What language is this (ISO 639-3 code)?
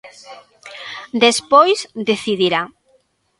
glg